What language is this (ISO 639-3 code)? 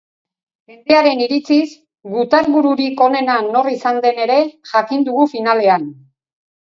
eus